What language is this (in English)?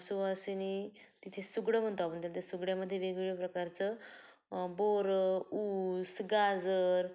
Marathi